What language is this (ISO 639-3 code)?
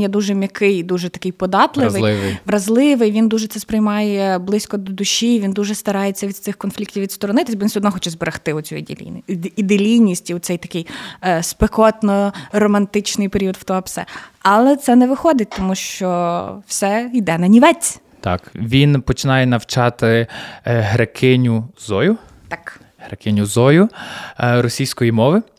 ukr